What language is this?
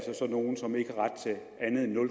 Danish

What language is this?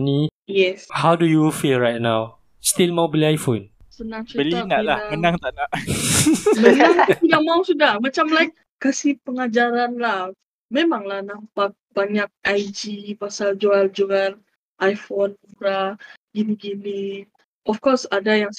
Malay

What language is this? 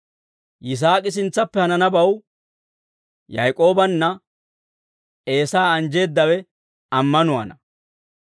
Dawro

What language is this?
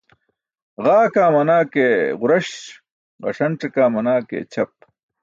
Burushaski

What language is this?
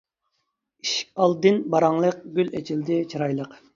Uyghur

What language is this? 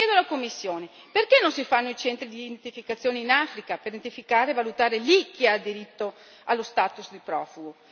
Italian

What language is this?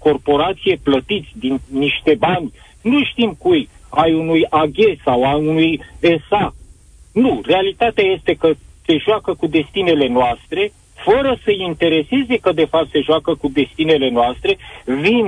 Romanian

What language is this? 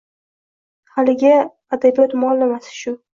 Uzbek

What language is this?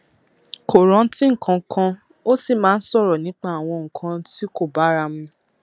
Yoruba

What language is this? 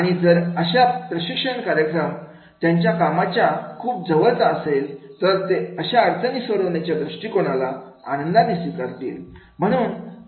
Marathi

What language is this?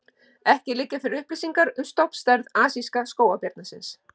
Icelandic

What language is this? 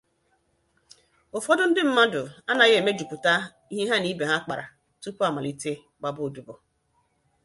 Igbo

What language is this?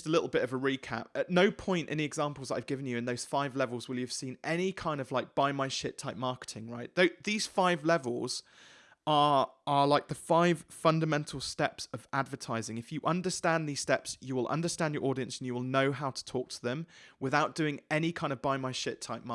English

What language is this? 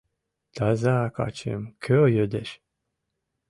Mari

